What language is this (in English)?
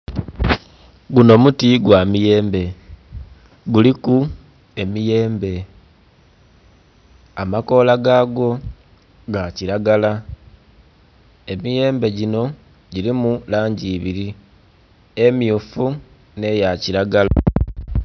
Soga